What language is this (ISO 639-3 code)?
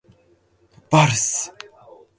jpn